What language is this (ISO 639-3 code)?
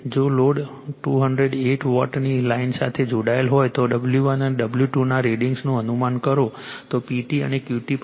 guj